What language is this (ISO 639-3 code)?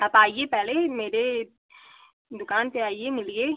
hin